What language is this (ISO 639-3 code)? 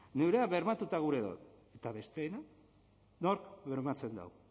eus